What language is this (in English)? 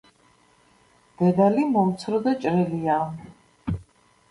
Georgian